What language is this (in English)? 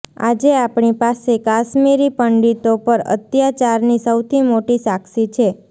Gujarati